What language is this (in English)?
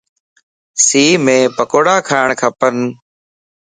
Lasi